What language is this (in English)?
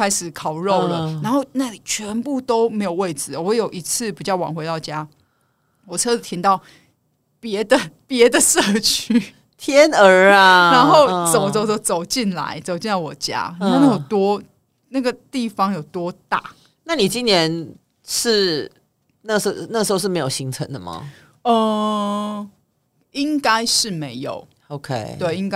Chinese